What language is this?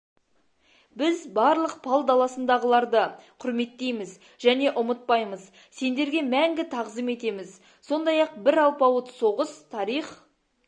Kazakh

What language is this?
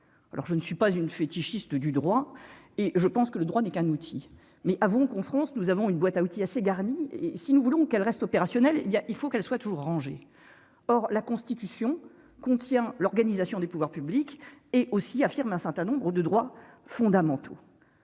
French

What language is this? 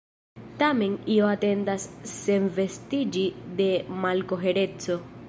Esperanto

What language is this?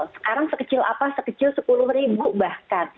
Indonesian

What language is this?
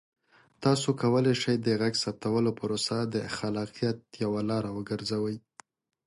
Pashto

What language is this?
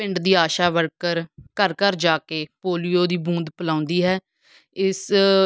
Punjabi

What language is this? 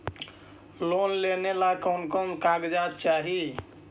Magahi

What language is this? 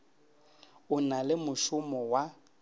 Northern Sotho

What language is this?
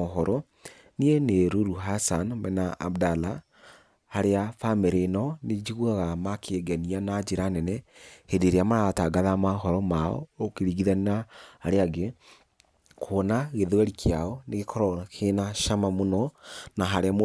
Kikuyu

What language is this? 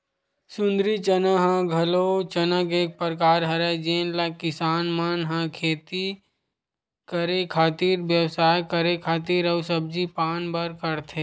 Chhattisgarhi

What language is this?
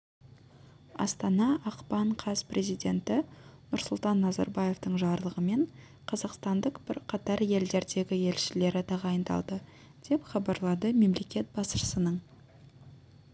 Kazakh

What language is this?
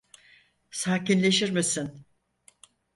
Turkish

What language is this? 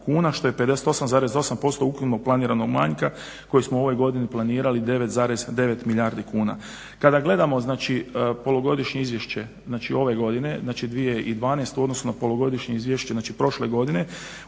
Croatian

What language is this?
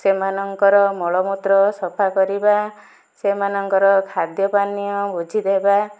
Odia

